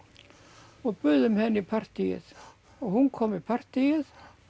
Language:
Icelandic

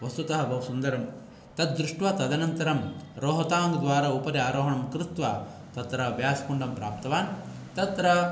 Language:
Sanskrit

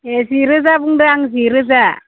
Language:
Bodo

